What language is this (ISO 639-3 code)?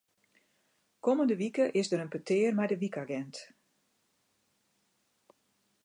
fry